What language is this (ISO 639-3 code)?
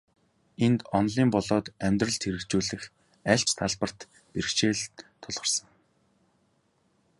mon